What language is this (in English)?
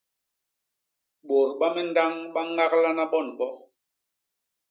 Basaa